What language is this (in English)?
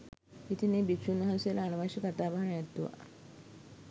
Sinhala